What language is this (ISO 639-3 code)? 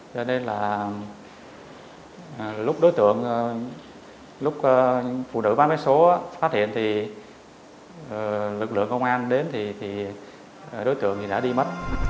vie